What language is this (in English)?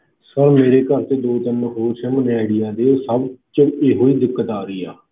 Punjabi